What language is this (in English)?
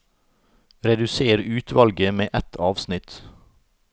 Norwegian